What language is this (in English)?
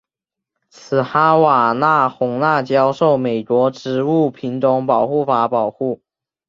Chinese